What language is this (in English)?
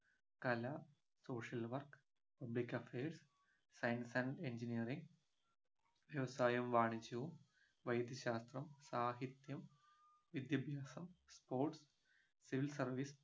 Malayalam